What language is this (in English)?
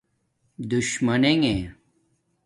Domaaki